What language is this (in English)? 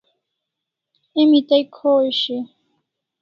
Kalasha